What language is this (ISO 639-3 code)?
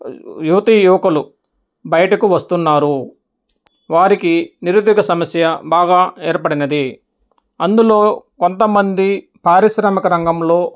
tel